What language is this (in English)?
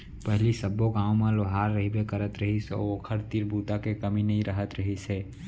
Chhattisgarhi